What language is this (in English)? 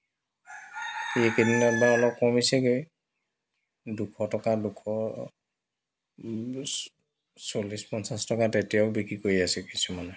Assamese